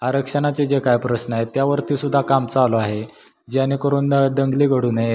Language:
Marathi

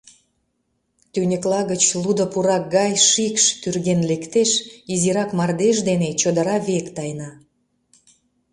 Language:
Mari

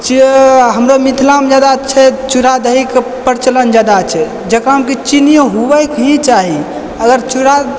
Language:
Maithili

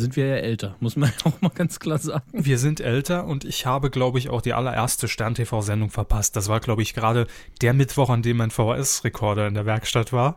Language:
German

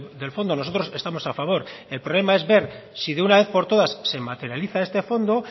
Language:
Spanish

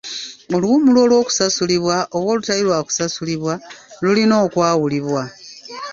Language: Ganda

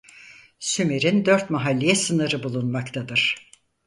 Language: Turkish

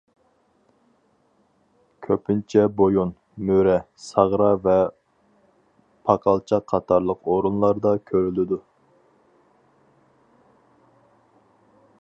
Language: Uyghur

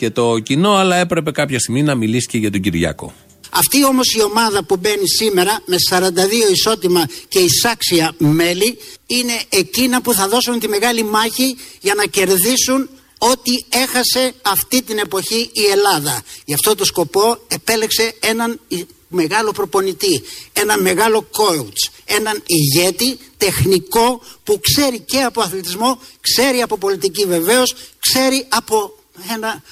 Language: Greek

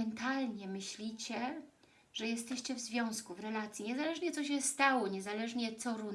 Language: Polish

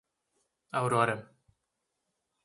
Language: Portuguese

